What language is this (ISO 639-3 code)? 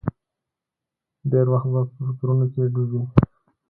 pus